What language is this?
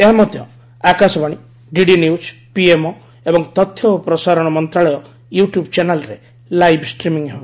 Odia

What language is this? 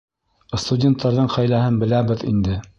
Bashkir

